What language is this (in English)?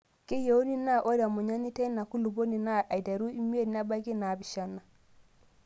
Masai